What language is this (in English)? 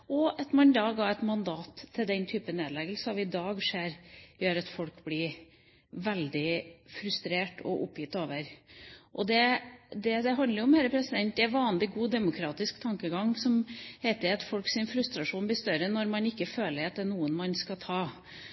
Norwegian Bokmål